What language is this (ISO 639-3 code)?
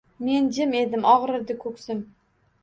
uzb